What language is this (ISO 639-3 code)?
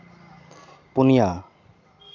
sat